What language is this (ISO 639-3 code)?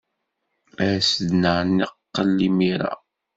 kab